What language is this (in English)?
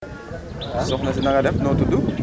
Wolof